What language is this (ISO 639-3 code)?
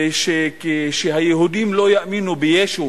heb